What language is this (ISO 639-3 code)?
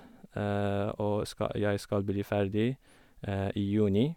nor